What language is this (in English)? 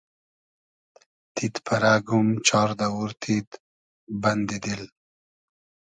Hazaragi